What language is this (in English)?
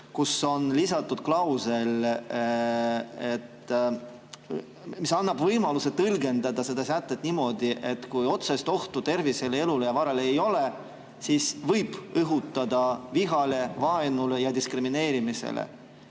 Estonian